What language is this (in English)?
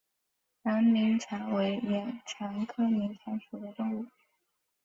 Chinese